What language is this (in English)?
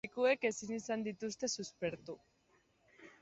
Basque